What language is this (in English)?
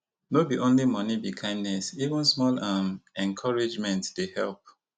Nigerian Pidgin